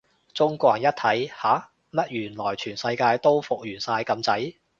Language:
Cantonese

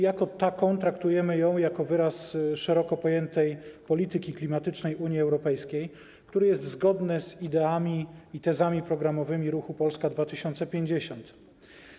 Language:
Polish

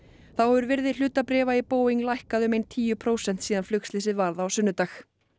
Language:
Icelandic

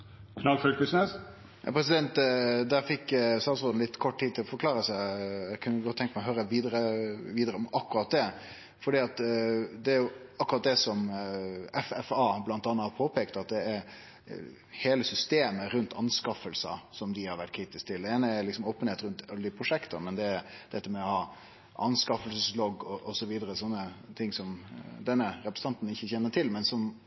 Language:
Norwegian Nynorsk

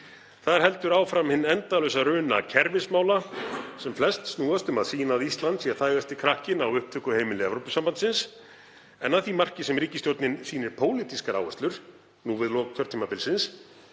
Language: Icelandic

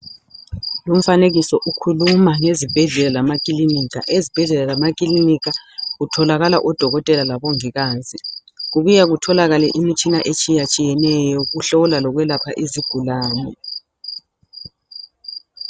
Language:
North Ndebele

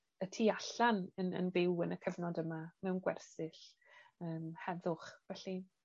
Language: Welsh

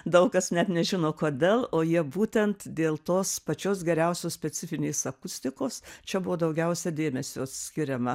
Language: Lithuanian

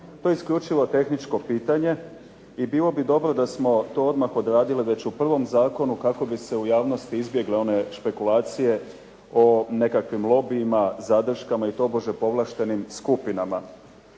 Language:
Croatian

